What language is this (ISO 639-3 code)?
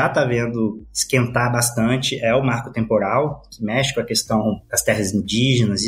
por